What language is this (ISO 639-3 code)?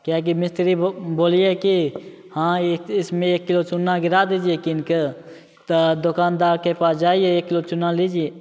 mai